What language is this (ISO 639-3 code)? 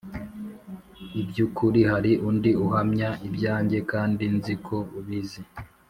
kin